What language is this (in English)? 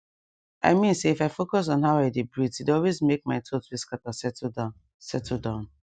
Nigerian Pidgin